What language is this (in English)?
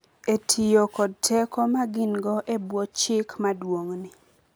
Luo (Kenya and Tanzania)